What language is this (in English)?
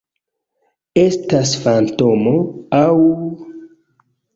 Esperanto